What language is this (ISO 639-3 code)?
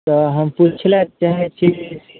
mai